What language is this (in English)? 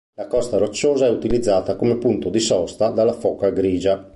Italian